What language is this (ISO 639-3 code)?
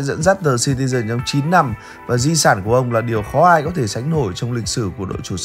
vie